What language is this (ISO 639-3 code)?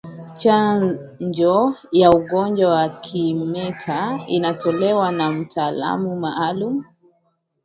swa